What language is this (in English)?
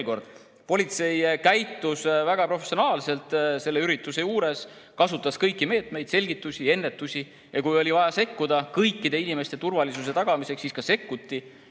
Estonian